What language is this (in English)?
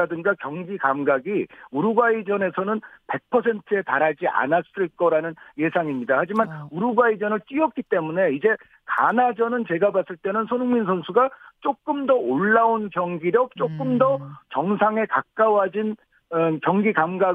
Korean